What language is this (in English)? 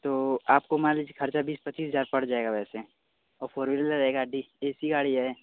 Hindi